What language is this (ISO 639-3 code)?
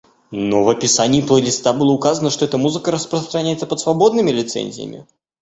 rus